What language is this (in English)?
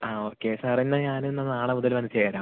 Malayalam